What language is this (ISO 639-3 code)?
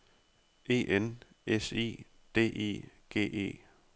dan